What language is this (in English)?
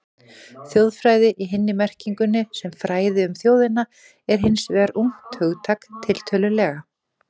Icelandic